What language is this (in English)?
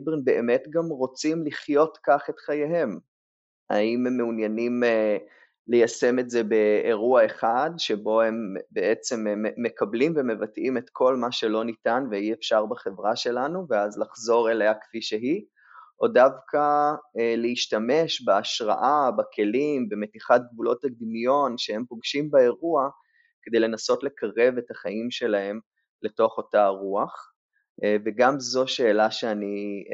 Hebrew